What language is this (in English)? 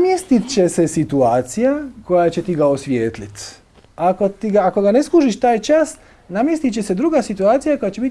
Macedonian